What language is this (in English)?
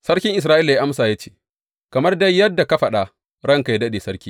Hausa